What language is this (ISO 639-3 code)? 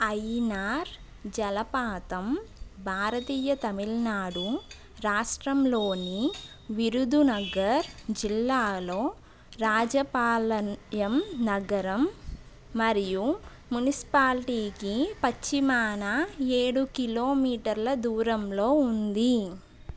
tel